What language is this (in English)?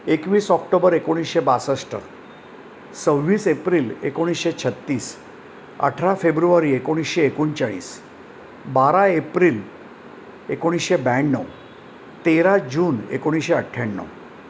Marathi